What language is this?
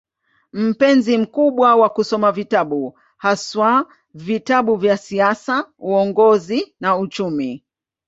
Swahili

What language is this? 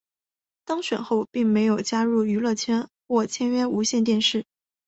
Chinese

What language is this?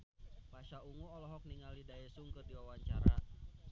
Sundanese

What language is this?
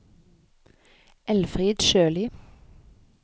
Norwegian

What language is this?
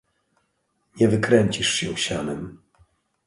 Polish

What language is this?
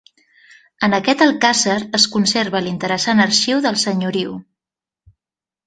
Catalan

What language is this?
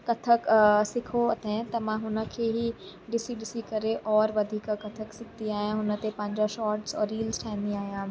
Sindhi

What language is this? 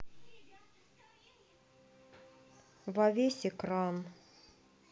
Russian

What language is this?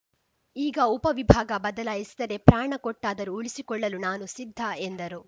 Kannada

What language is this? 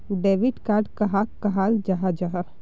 Magahi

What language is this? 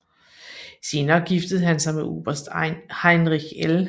Danish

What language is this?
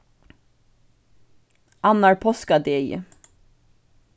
Faroese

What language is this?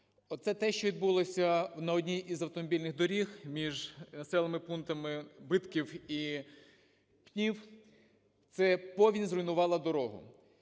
Ukrainian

